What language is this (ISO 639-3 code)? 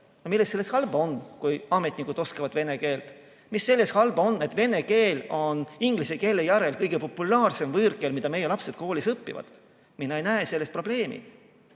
est